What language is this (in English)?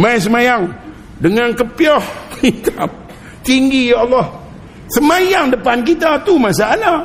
Malay